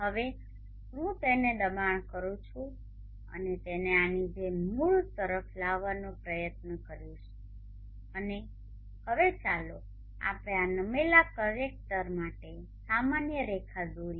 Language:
Gujarati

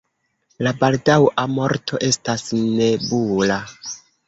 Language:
Esperanto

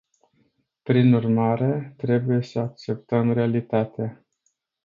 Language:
Romanian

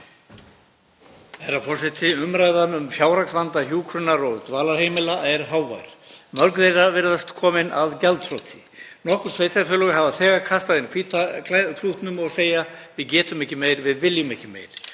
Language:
Icelandic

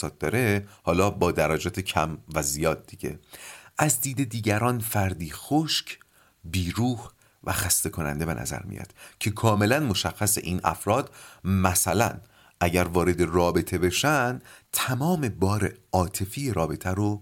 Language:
Persian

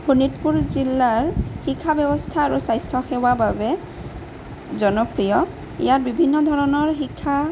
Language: Assamese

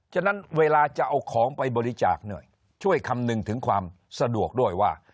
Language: Thai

